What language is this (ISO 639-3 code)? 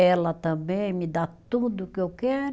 por